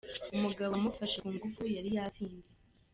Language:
Kinyarwanda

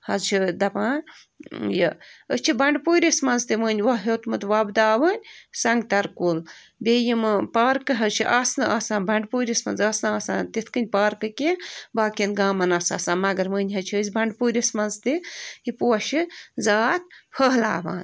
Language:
Kashmiri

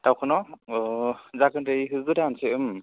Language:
Bodo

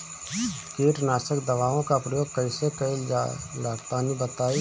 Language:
Bhojpuri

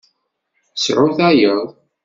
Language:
Kabyle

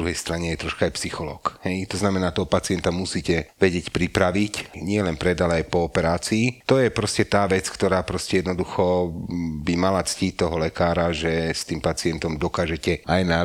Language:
Slovak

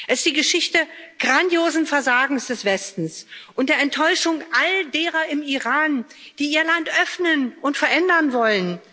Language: German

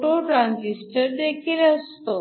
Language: Marathi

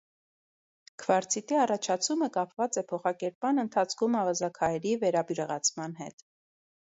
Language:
Armenian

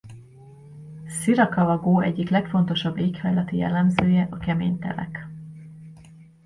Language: Hungarian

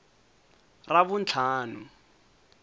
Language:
Tsonga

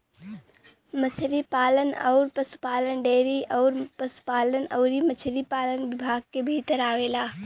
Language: Bhojpuri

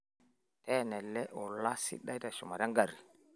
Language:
Masai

